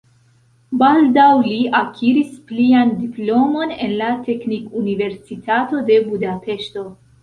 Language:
Esperanto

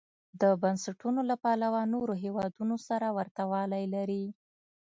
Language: Pashto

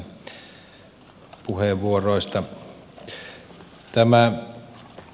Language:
Finnish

